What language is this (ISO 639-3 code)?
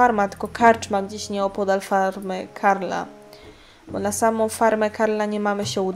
pol